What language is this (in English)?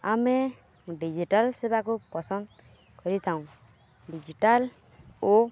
Odia